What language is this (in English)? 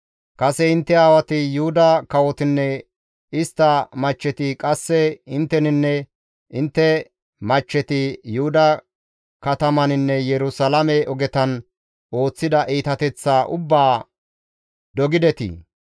Gamo